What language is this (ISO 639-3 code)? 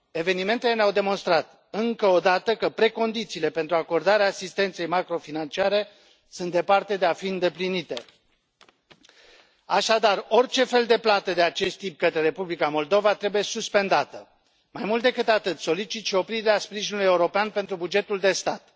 ron